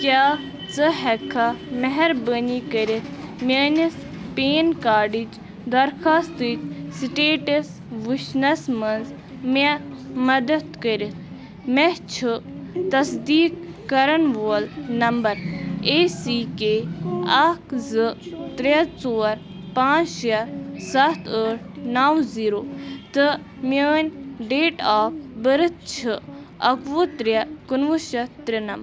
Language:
Kashmiri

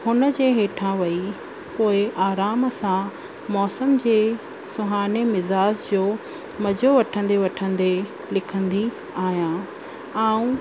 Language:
Sindhi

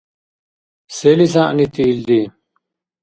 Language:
Dargwa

